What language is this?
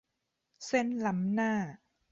Thai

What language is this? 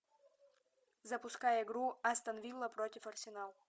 Russian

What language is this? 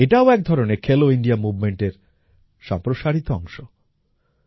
Bangla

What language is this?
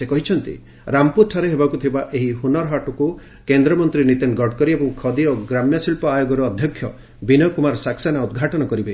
Odia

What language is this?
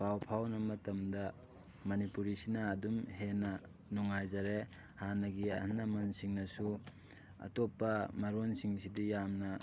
Manipuri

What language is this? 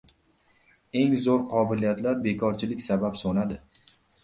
Uzbek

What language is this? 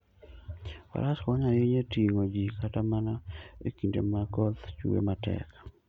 Luo (Kenya and Tanzania)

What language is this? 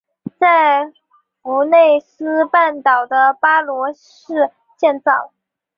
Chinese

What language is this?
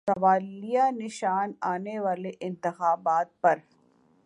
Urdu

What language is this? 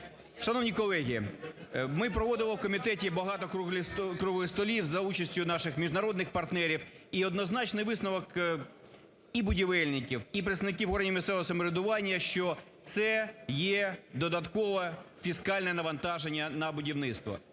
Ukrainian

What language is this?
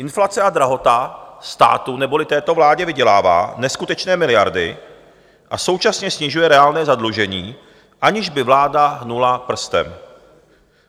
Czech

